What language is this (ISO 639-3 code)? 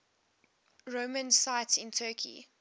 eng